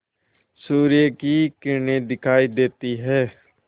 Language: Hindi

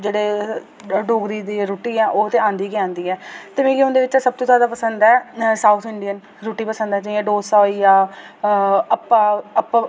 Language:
Dogri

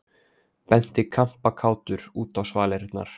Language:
Icelandic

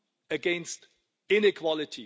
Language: English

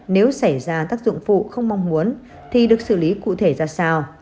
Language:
Vietnamese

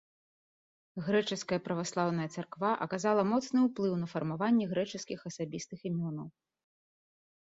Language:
Belarusian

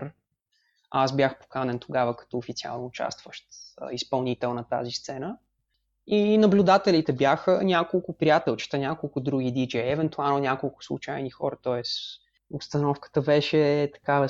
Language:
Bulgarian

